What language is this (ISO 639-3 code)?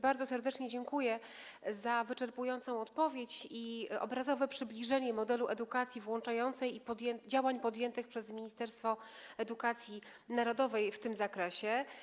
pol